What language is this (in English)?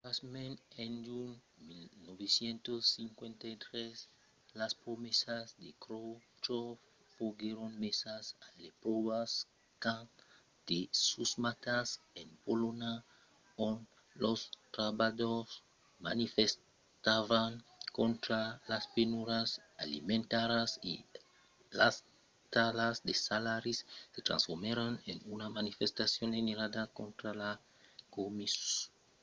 Occitan